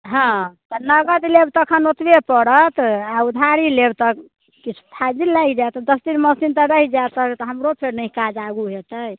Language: Maithili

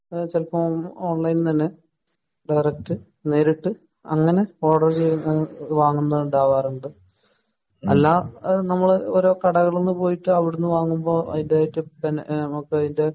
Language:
Malayalam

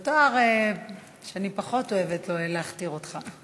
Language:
Hebrew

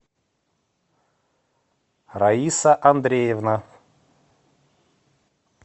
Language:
Russian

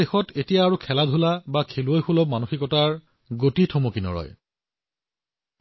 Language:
Assamese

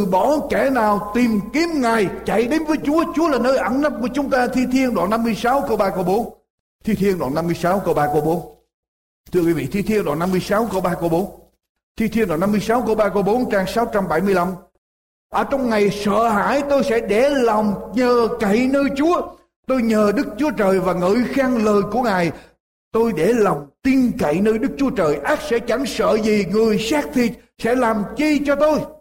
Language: Vietnamese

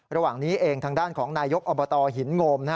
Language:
Thai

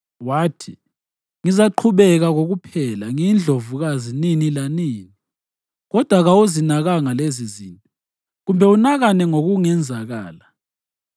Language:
North Ndebele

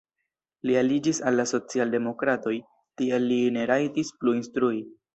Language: Esperanto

